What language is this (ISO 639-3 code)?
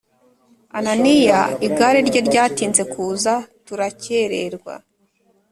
kin